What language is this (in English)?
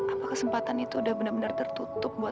Indonesian